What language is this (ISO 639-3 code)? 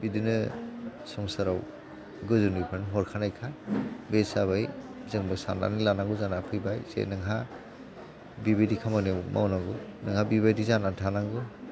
brx